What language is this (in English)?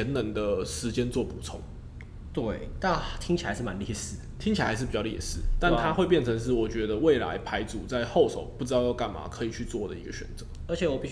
Chinese